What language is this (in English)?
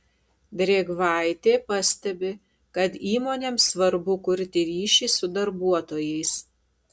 Lithuanian